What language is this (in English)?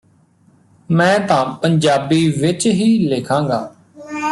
Punjabi